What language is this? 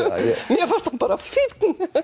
Icelandic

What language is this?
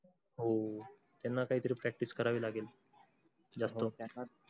Marathi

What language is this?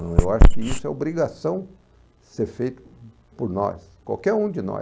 Portuguese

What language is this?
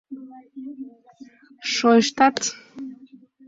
Mari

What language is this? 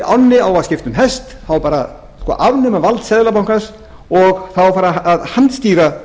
Icelandic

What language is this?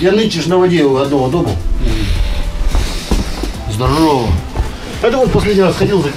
Russian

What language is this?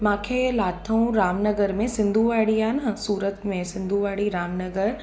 Sindhi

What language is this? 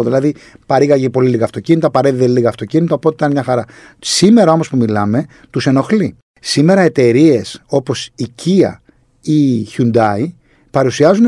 Greek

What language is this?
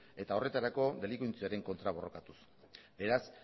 Basque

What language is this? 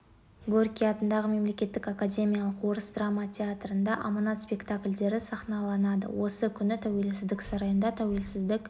Kazakh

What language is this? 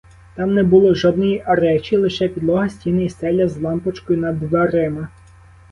Ukrainian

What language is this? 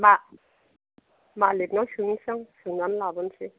Bodo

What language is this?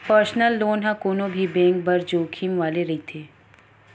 Chhattisgarhi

